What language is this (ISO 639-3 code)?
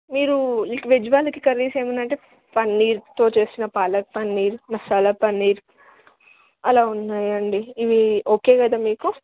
tel